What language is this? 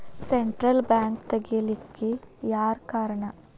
Kannada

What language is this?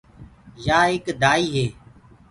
Gurgula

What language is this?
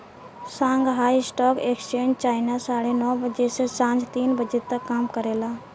Bhojpuri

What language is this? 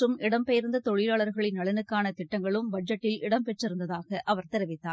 Tamil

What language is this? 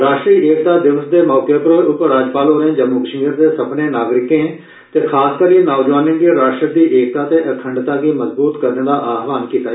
Dogri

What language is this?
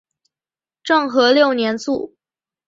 Chinese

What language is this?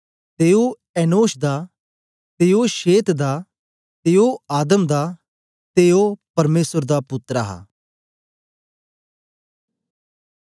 Dogri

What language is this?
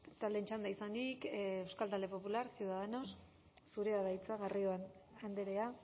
Basque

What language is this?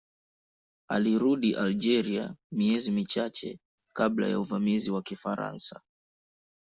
Swahili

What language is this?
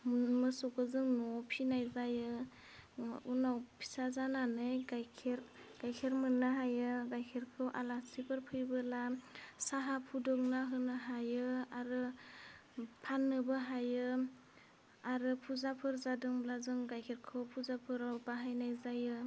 Bodo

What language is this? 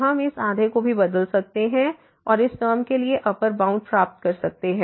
Hindi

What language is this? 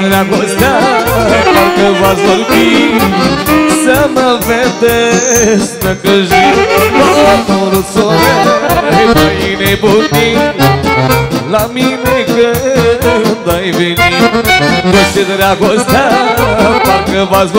Romanian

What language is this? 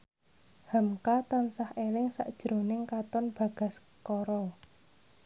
Javanese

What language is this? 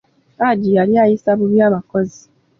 Ganda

